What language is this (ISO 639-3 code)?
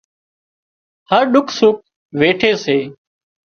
kxp